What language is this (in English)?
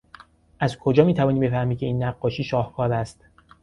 Persian